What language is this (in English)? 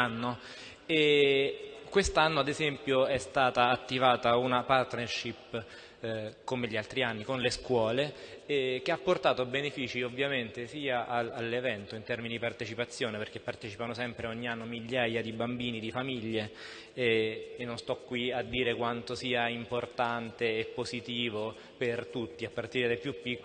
Italian